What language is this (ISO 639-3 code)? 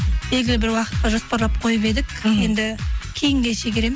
kaz